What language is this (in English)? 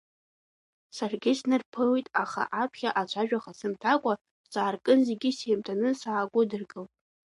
Abkhazian